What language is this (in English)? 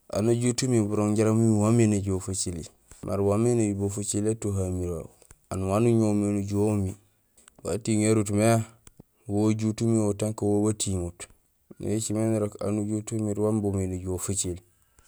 Gusilay